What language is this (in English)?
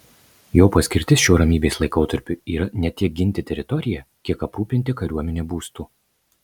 Lithuanian